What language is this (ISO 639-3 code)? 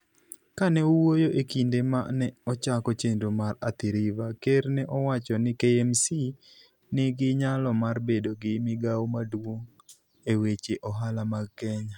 luo